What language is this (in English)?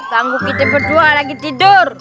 Indonesian